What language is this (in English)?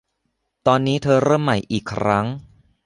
Thai